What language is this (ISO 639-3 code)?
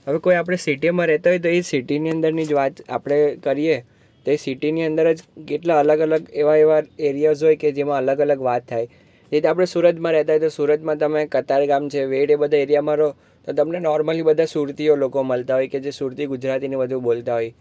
guj